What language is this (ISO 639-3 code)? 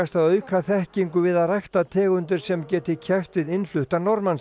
isl